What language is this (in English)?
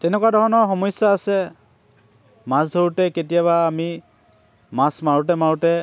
Assamese